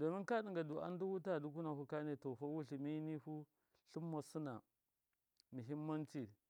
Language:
Miya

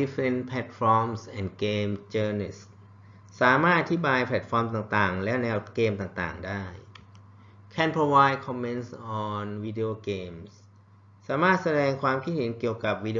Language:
Thai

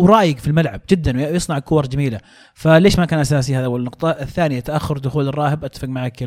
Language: Arabic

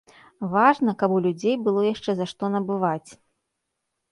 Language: Belarusian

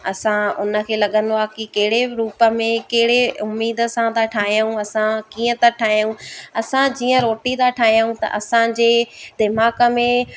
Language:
Sindhi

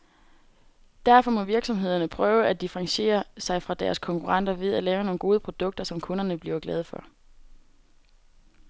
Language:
Danish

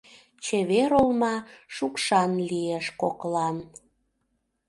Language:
Mari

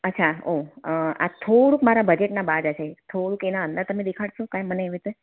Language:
Gujarati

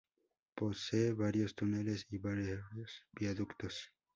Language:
Spanish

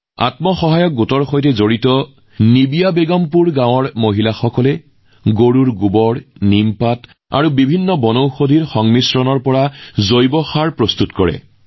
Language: Assamese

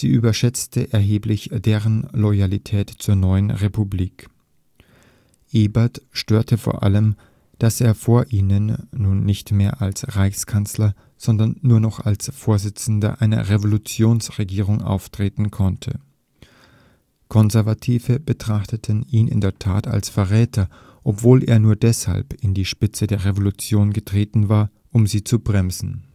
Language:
German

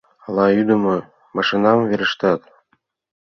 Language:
Mari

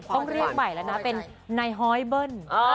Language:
Thai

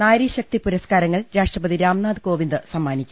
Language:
Malayalam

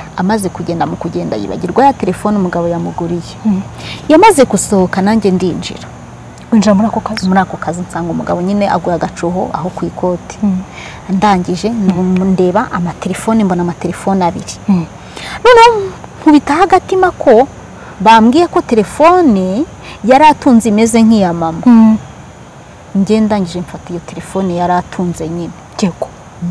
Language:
Romanian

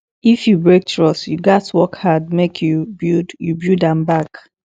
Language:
Nigerian Pidgin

